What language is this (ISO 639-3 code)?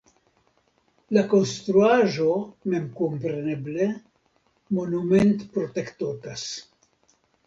epo